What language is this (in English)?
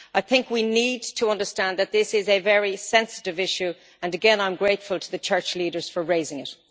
English